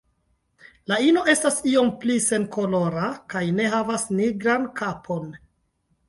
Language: Esperanto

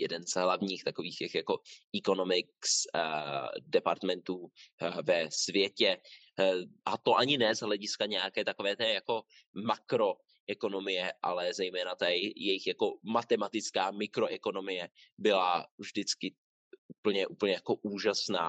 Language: Czech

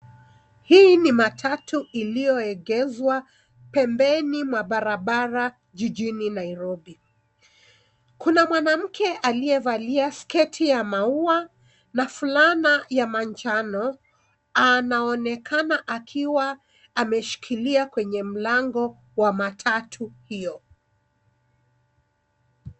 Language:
Swahili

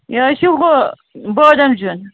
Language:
Kashmiri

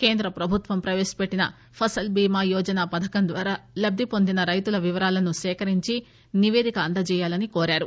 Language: Telugu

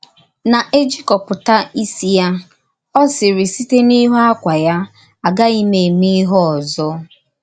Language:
Igbo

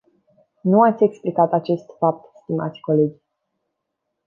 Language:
Romanian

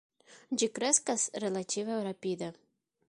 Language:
Esperanto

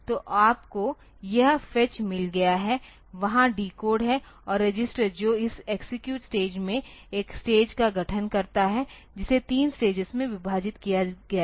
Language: Hindi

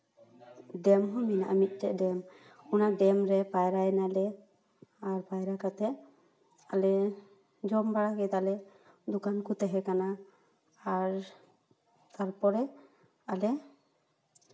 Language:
Santali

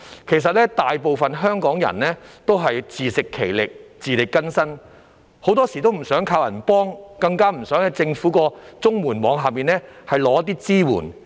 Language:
Cantonese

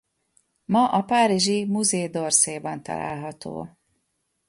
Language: Hungarian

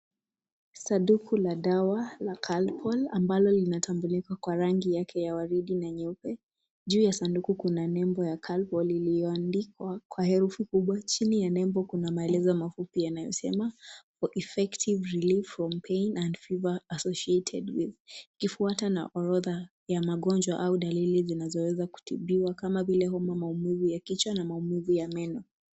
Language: Swahili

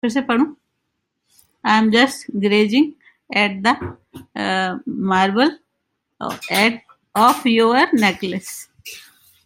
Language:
English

